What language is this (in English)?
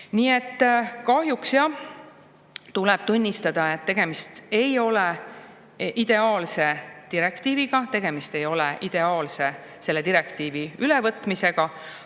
Estonian